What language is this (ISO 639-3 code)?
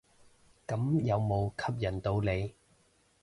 yue